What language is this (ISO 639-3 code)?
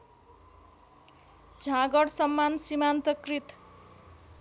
nep